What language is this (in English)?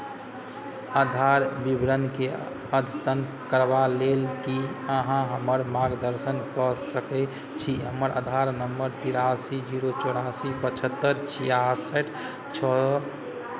Maithili